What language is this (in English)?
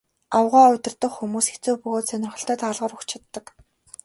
Mongolian